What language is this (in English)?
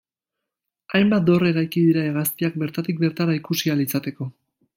Basque